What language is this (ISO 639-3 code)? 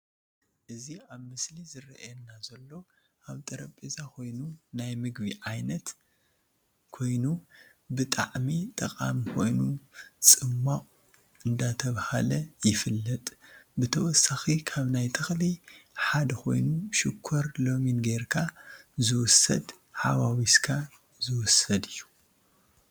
tir